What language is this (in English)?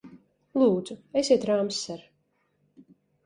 Latvian